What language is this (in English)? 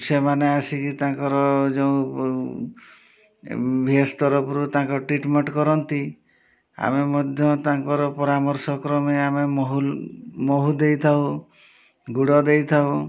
Odia